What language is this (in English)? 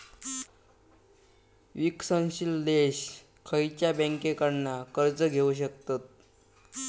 Marathi